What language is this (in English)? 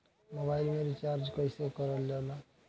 Bhojpuri